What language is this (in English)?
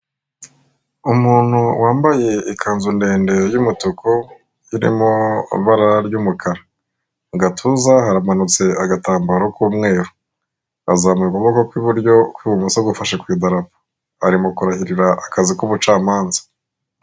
Kinyarwanda